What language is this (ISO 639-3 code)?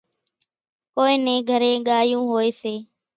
gjk